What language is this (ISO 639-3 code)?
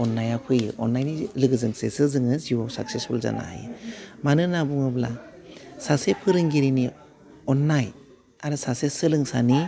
brx